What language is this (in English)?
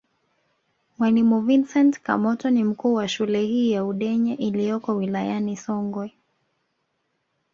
Swahili